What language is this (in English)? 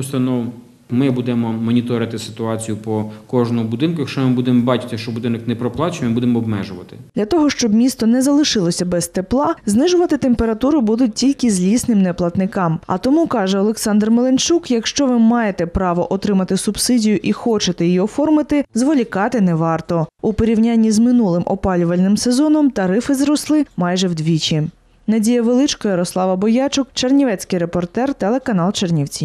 Ukrainian